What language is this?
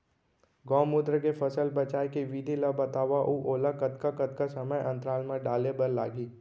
Chhattisgarhi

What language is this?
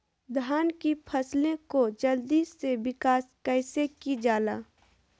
Magahi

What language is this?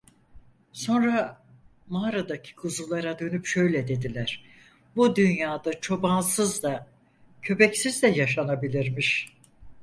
Turkish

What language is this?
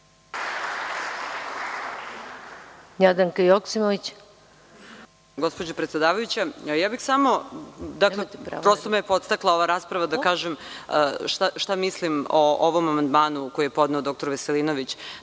Serbian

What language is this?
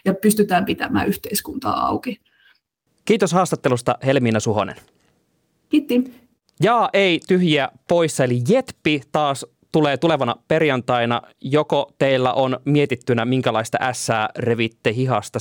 Finnish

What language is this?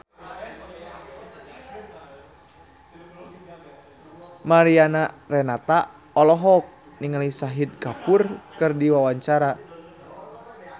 Sundanese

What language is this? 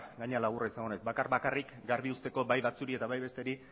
Basque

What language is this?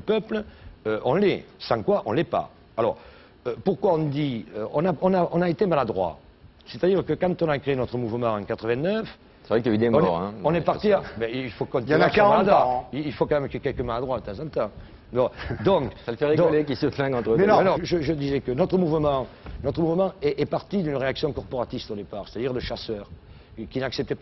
French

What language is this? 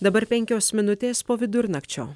Lithuanian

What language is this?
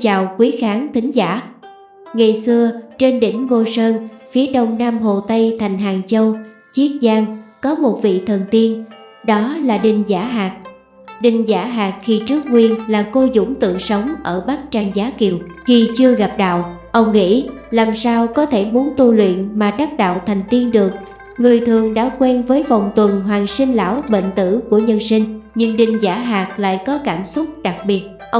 Vietnamese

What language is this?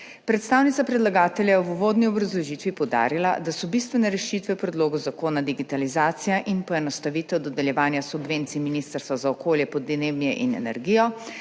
Slovenian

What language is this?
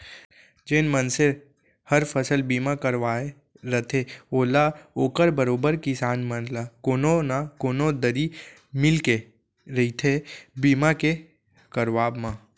Chhattisgarhi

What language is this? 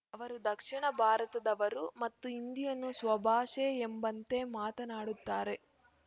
Kannada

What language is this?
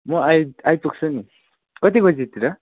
Nepali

